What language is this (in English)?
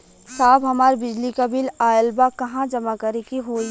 Bhojpuri